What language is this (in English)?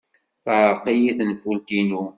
Kabyle